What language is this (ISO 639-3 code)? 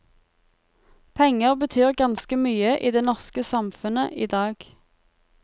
nor